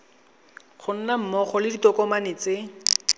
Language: Tswana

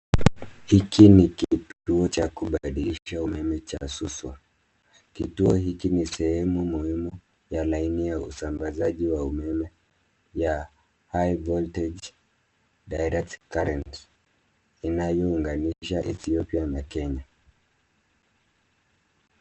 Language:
Swahili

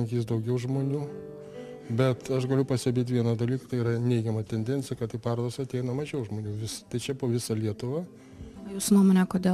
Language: Lithuanian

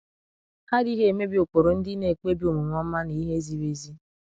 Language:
Igbo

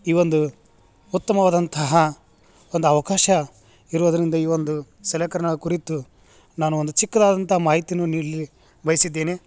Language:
Kannada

